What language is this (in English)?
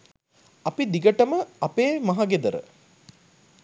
Sinhala